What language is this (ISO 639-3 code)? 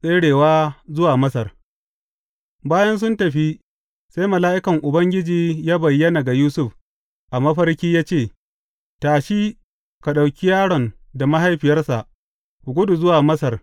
hau